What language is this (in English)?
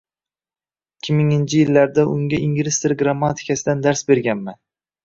Uzbek